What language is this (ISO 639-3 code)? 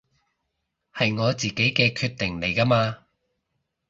yue